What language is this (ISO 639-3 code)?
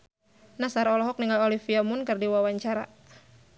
sun